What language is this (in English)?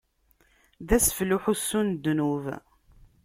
Kabyle